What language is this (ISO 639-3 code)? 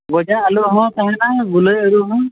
sat